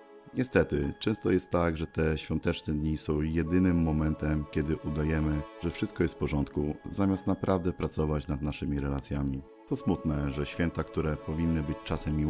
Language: Polish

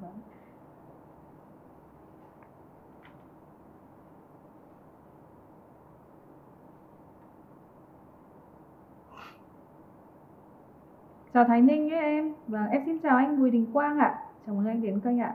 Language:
Vietnamese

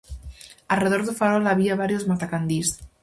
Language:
Galician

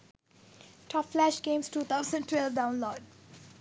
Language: Sinhala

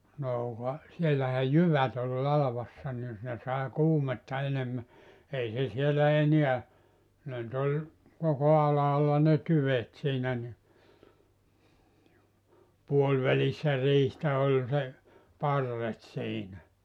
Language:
Finnish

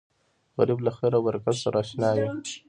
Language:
Pashto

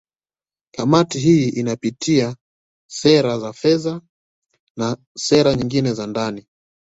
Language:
Swahili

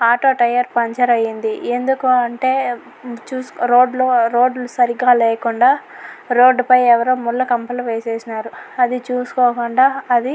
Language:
Telugu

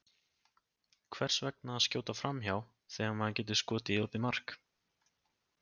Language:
Icelandic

